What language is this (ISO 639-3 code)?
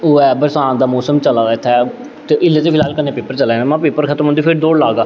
doi